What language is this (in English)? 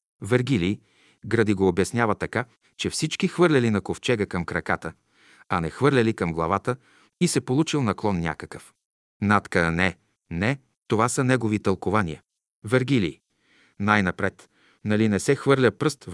Bulgarian